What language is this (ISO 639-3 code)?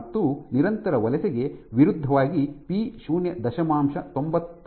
kan